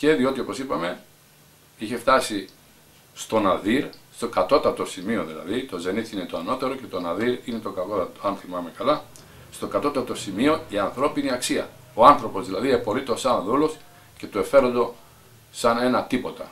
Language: Greek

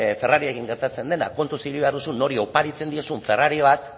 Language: Basque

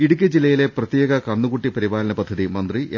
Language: Malayalam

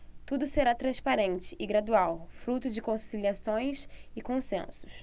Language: Portuguese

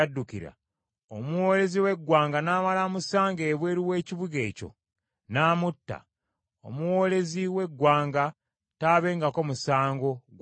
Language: Ganda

